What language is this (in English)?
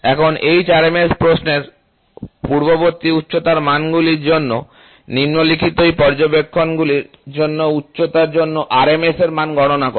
Bangla